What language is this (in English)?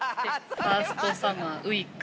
Japanese